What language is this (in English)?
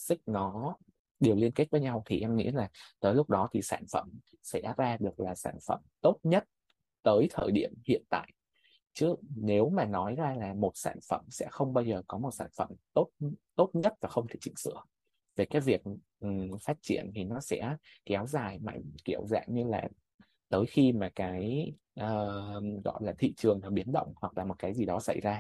Vietnamese